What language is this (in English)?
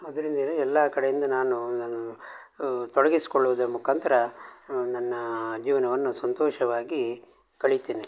Kannada